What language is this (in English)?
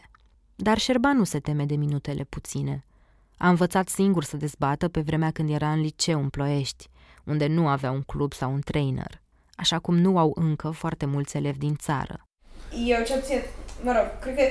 Romanian